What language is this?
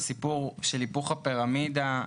Hebrew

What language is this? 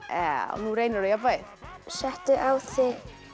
Icelandic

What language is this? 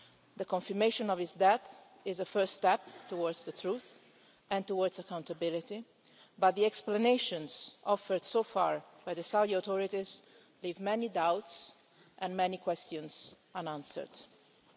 English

